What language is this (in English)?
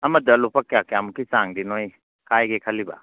Manipuri